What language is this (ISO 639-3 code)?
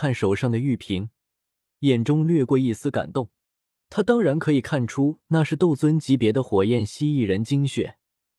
zho